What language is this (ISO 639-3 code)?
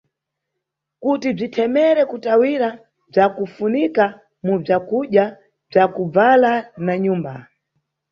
nyu